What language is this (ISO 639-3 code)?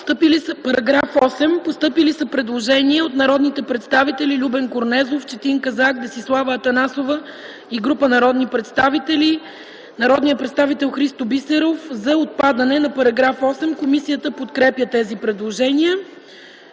bul